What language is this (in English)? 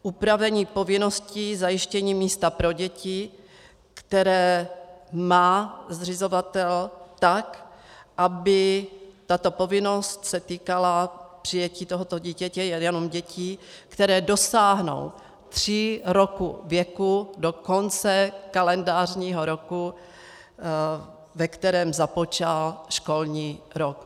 Czech